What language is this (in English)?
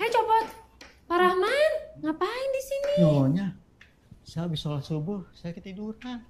Indonesian